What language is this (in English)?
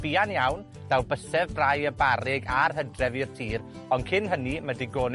Welsh